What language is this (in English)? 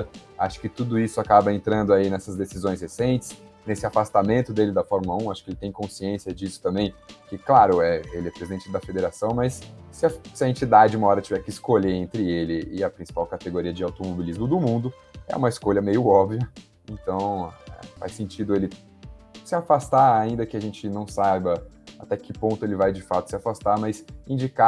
Portuguese